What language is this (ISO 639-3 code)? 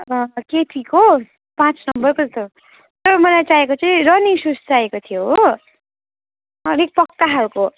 nep